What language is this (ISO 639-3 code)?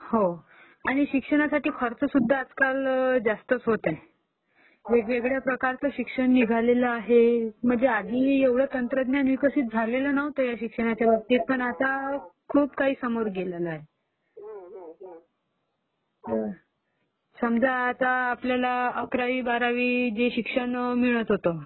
mar